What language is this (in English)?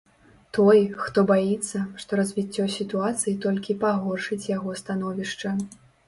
Belarusian